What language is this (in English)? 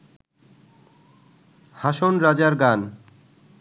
Bangla